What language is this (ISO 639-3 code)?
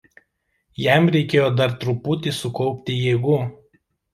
lit